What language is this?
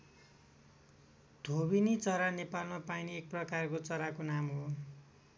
Nepali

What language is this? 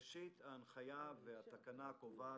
Hebrew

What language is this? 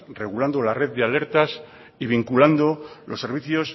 Spanish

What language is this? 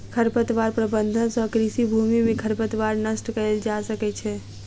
Maithili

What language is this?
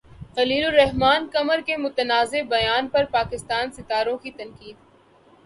Urdu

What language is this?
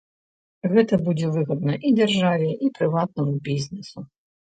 Belarusian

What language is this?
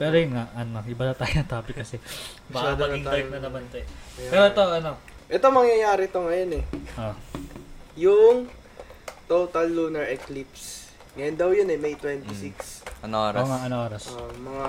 Filipino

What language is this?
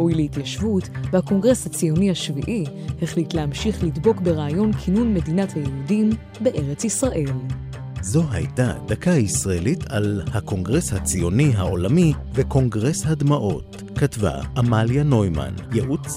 Hebrew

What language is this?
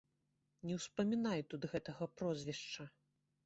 Belarusian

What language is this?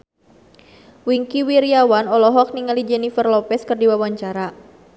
Sundanese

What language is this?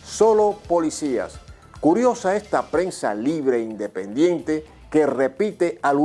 Spanish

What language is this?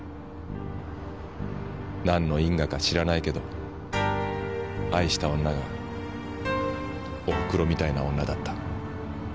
Japanese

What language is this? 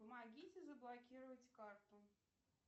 Russian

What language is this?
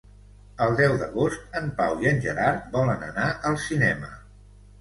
Catalan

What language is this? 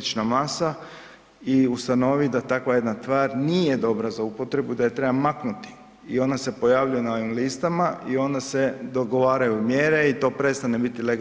Croatian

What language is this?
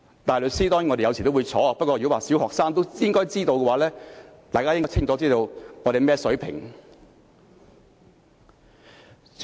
Cantonese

